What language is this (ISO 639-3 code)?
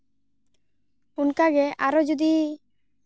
sat